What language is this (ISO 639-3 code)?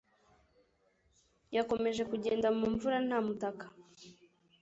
kin